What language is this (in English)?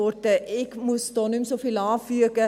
Swiss German